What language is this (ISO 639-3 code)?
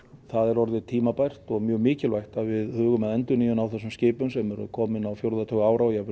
isl